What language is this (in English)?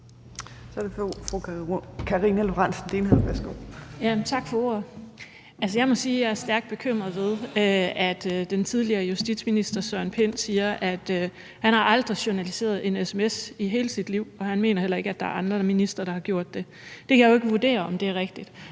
Danish